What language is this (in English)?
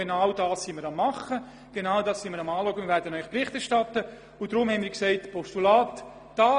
Swiss German